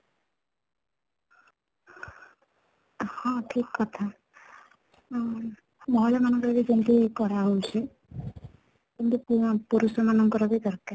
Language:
Odia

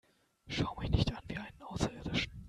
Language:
German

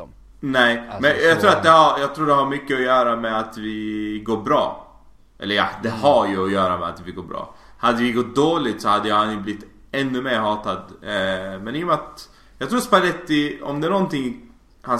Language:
Swedish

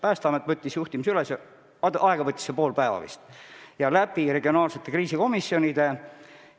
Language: Estonian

